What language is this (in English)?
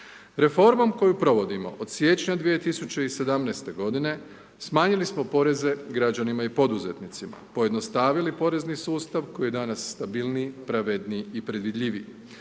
Croatian